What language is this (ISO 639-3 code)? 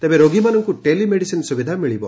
ori